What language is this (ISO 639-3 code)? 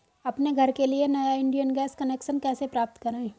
hin